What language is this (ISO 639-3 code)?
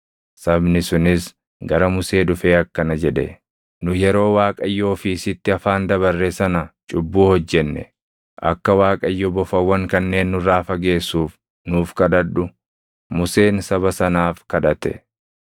orm